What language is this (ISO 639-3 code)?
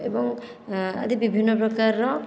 ori